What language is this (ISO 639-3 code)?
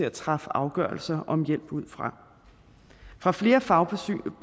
dan